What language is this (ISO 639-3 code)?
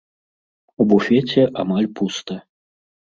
bel